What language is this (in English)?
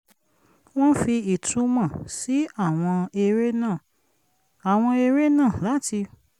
Yoruba